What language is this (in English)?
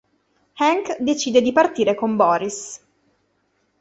Italian